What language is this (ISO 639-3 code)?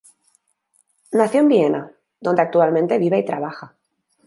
spa